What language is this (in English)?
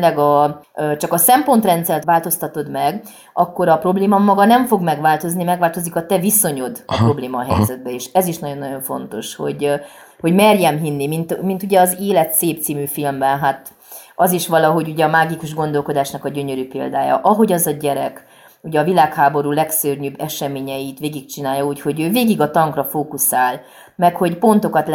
Hungarian